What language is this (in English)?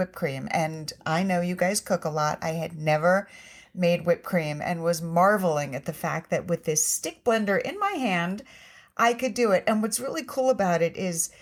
English